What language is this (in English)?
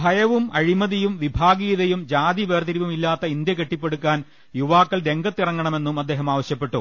Malayalam